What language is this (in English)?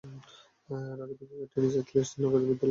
Bangla